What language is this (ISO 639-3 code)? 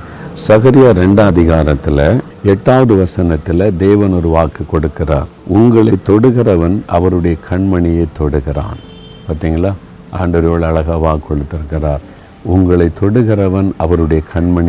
tam